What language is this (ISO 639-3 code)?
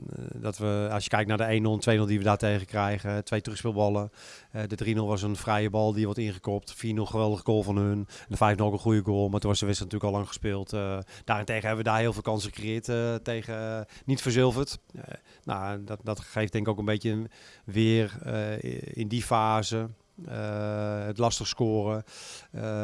nld